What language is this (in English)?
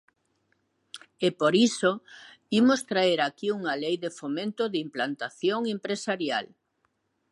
Galician